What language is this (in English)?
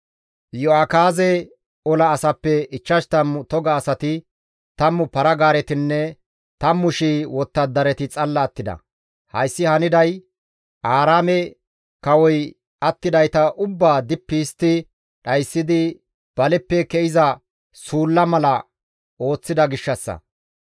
Gamo